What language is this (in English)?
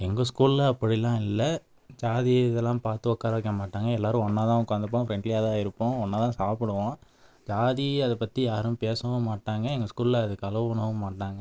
Tamil